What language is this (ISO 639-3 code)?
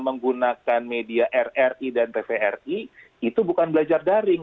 ind